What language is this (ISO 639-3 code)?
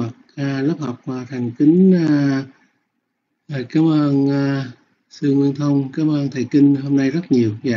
vie